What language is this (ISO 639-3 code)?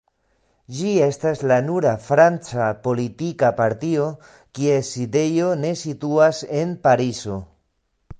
epo